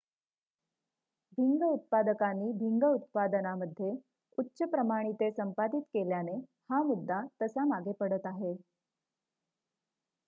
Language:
Marathi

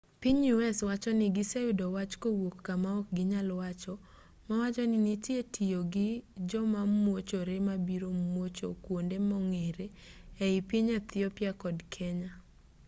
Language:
Luo (Kenya and Tanzania)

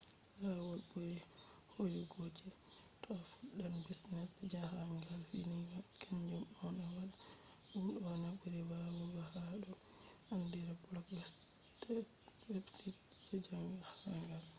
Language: Fula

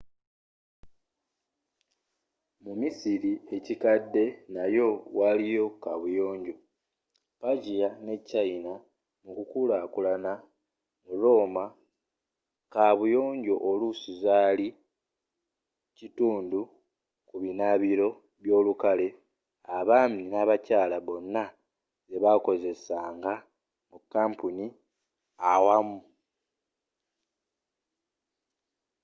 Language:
Ganda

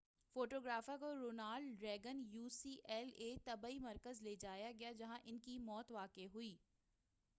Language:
Urdu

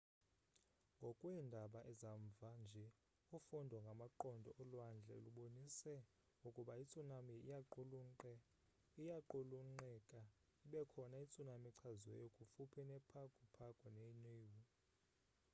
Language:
Xhosa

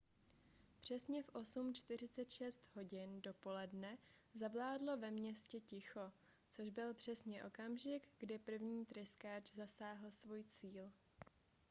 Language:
Czech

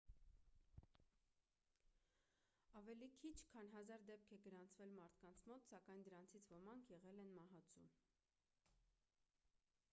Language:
Armenian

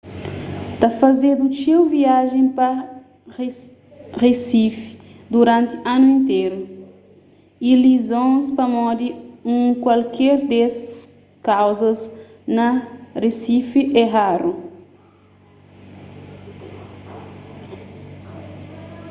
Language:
Kabuverdianu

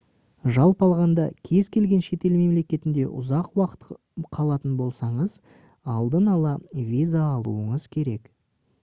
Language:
Kazakh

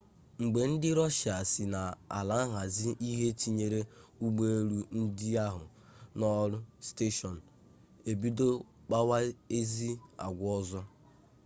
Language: Igbo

